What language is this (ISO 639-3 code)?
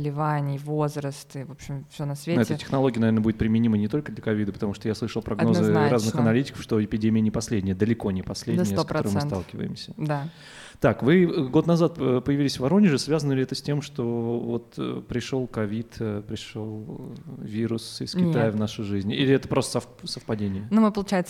rus